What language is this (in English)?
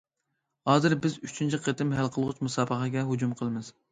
Uyghur